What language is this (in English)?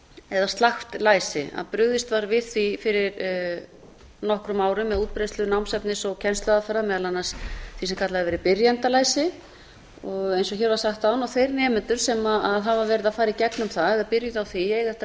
Icelandic